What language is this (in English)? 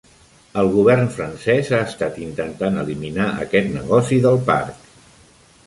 Catalan